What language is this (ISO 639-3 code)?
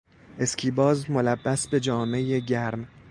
fas